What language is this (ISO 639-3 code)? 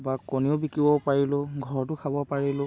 asm